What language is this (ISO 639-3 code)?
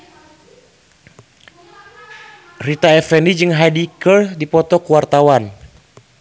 sun